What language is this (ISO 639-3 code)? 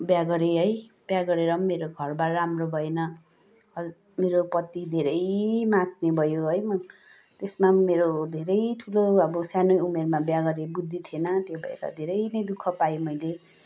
nep